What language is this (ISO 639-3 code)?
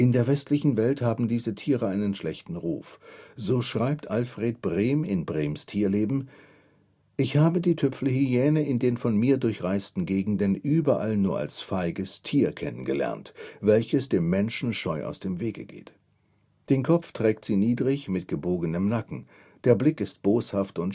deu